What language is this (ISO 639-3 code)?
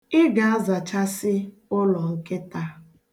ibo